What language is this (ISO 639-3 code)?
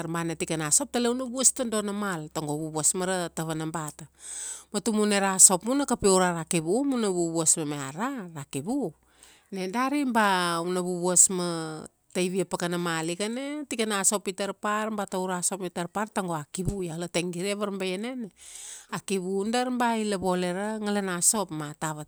ksd